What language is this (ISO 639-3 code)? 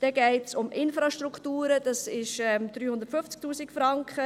gsw